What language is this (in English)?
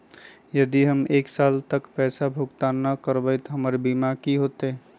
Magahi